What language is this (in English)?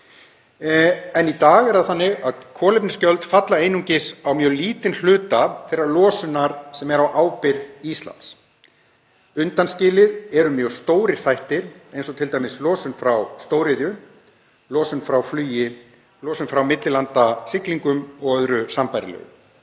Icelandic